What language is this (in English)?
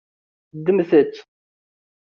Kabyle